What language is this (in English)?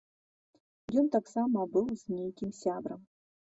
Belarusian